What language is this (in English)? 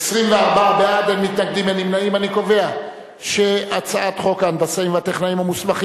Hebrew